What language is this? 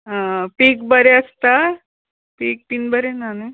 Konkani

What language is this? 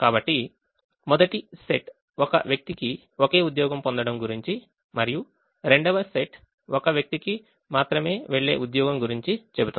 Telugu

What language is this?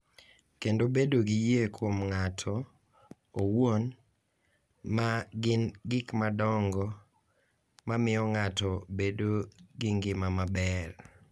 Luo (Kenya and Tanzania)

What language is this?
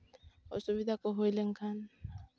Santali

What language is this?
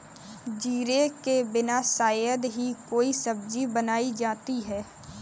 Hindi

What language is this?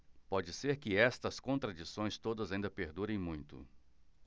Portuguese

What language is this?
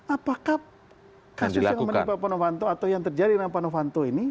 Indonesian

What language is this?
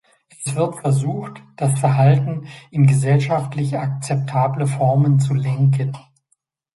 German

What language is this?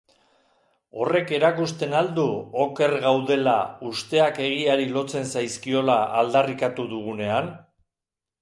Basque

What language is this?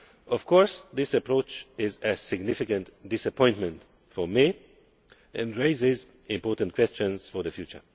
English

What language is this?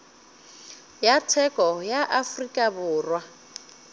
Northern Sotho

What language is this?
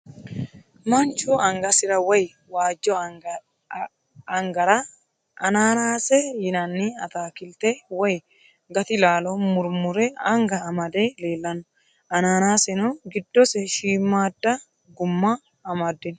Sidamo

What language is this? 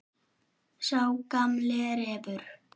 Icelandic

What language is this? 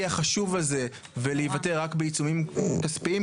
Hebrew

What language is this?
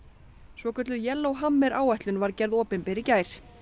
Icelandic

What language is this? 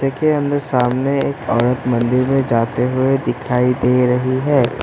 Hindi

